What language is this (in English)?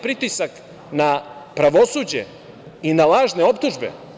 Serbian